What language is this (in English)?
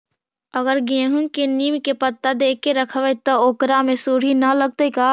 Magahi